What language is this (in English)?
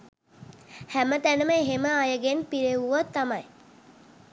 Sinhala